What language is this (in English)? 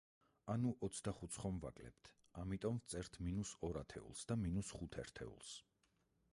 Georgian